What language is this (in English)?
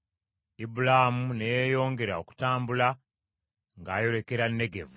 Ganda